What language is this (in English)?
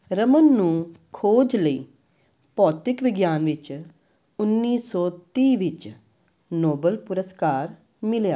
Punjabi